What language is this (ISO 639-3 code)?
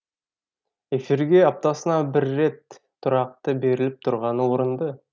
kaz